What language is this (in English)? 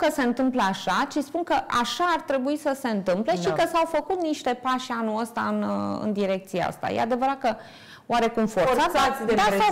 Romanian